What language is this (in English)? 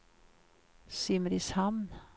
Swedish